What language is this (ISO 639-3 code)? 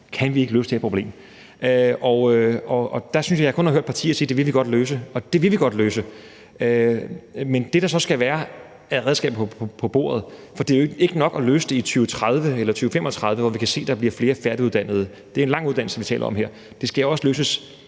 dan